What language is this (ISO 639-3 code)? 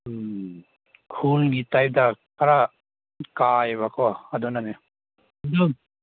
mni